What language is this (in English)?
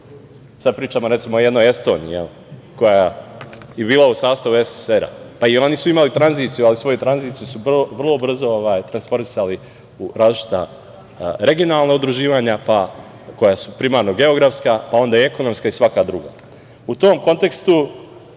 Serbian